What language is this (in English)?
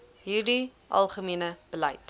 Afrikaans